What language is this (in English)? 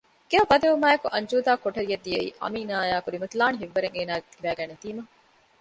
Divehi